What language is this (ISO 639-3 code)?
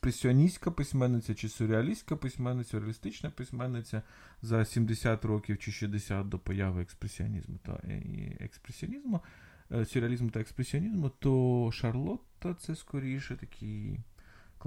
ukr